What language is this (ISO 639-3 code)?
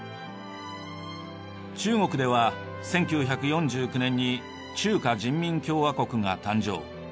jpn